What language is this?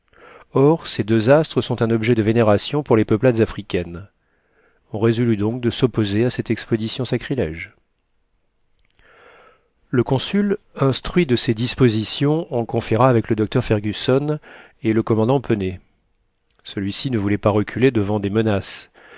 French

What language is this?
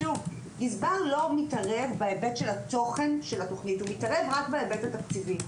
Hebrew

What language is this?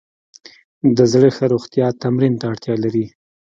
Pashto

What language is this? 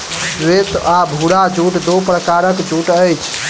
Maithili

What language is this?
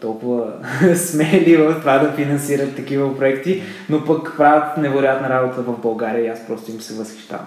Bulgarian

